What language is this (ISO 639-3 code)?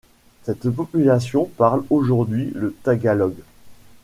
fra